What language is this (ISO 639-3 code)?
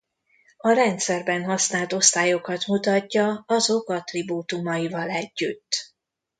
hun